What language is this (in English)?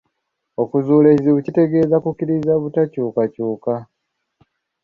Ganda